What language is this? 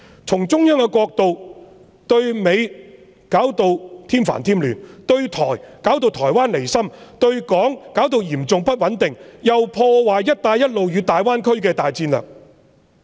Cantonese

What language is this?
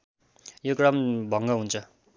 Nepali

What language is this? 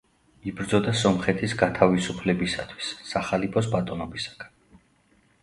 Georgian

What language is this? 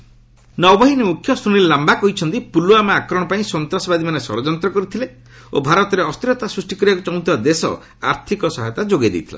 Odia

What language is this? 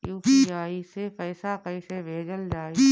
Bhojpuri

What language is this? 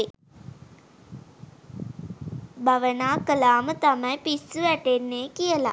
Sinhala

